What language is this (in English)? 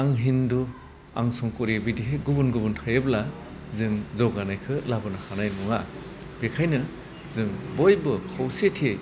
Bodo